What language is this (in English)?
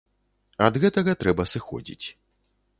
Belarusian